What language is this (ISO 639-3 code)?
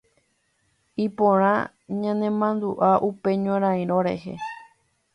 grn